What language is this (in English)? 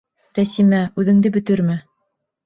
Bashkir